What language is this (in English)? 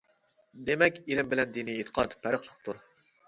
Uyghur